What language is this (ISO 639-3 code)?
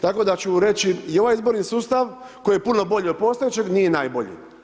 hrv